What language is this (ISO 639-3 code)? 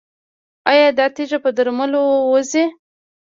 pus